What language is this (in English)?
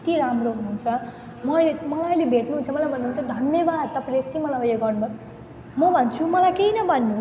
Nepali